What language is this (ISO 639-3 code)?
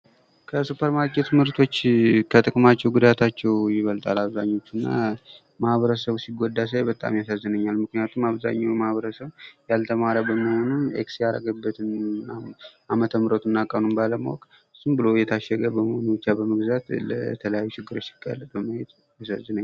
amh